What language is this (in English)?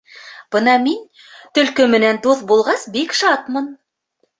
Bashkir